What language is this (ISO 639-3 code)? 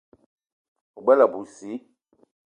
eto